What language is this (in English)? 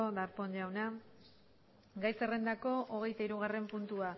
Basque